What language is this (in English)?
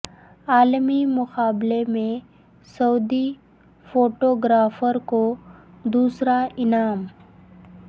Urdu